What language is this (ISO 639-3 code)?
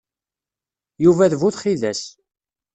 kab